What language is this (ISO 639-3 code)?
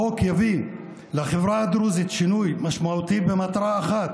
heb